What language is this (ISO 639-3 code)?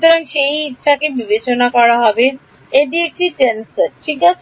ben